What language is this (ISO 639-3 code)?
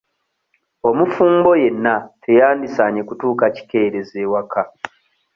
lug